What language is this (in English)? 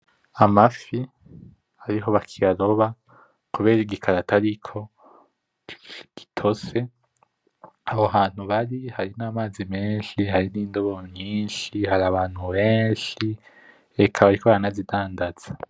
Rundi